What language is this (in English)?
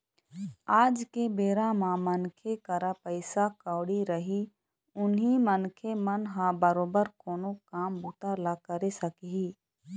Chhattisgarhi